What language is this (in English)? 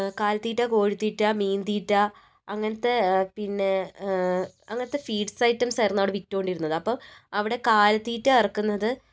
Malayalam